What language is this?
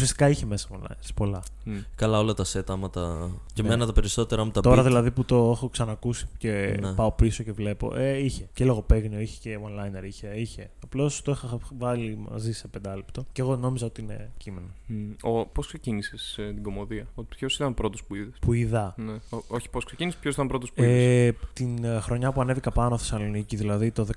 Greek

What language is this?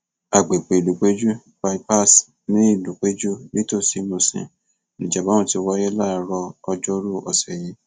Yoruba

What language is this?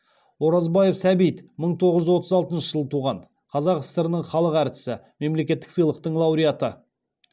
Kazakh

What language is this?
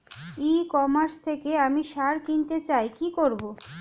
Bangla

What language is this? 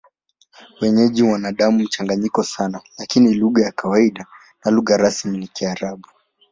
Swahili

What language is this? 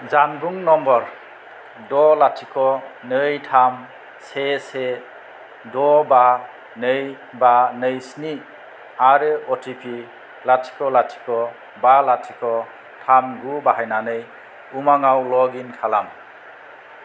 Bodo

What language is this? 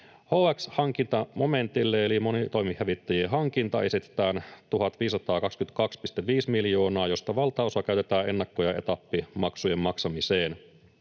Finnish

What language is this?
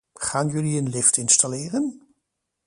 Dutch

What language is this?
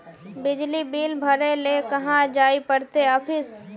Magahi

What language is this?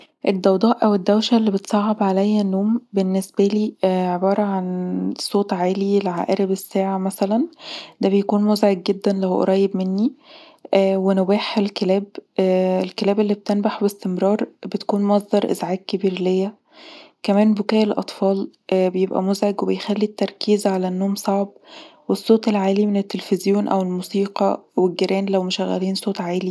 Egyptian Arabic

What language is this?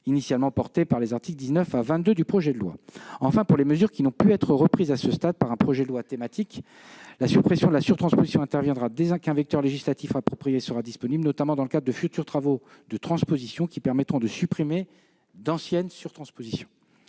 French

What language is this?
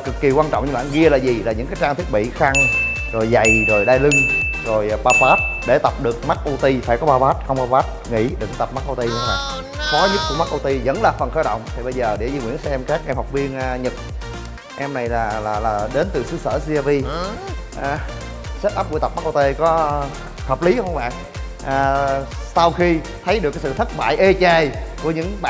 Vietnamese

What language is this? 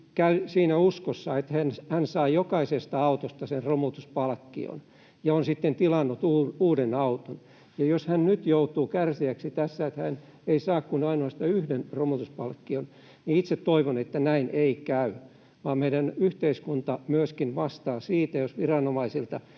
Finnish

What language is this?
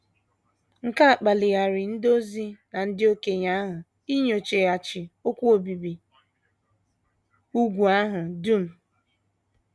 Igbo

